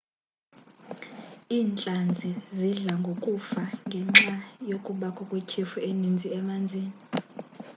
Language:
Xhosa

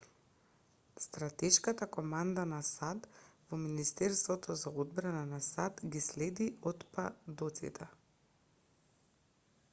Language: Macedonian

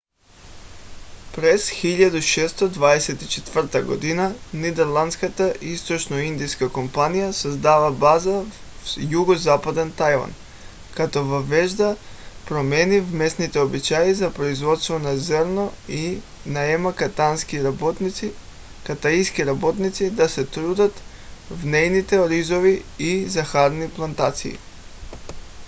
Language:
Bulgarian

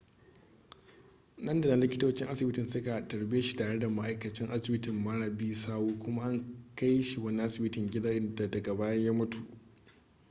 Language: Hausa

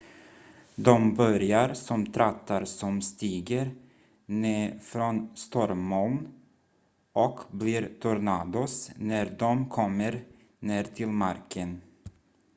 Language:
Swedish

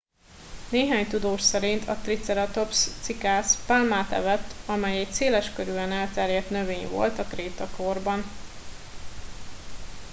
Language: Hungarian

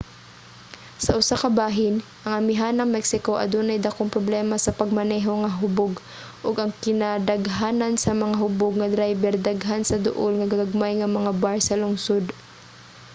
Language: Cebuano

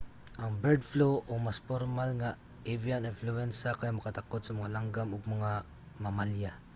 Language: Cebuano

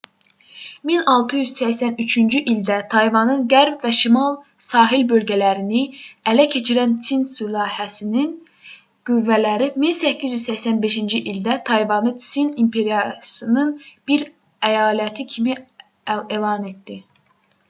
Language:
Azerbaijani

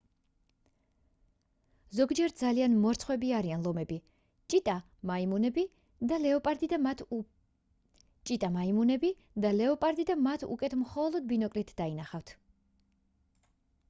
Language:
Georgian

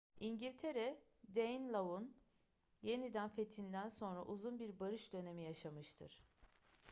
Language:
Turkish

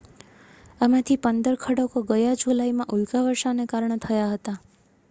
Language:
Gujarati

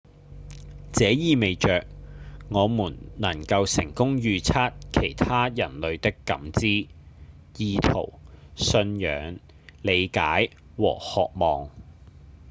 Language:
Cantonese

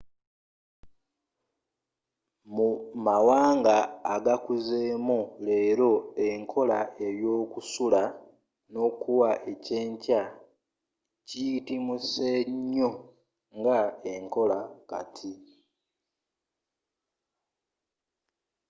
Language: Ganda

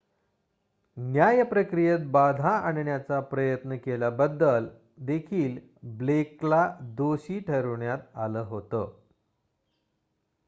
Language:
Marathi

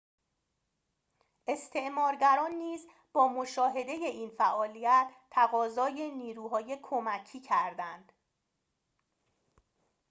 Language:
Persian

